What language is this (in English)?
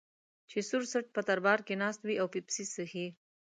Pashto